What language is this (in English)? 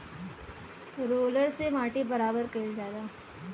Bhojpuri